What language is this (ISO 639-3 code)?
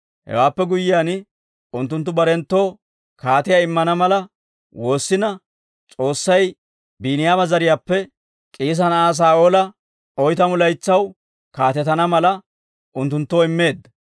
dwr